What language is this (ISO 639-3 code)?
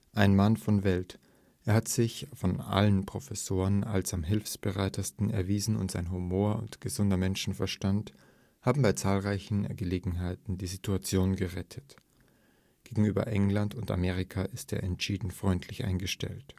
deu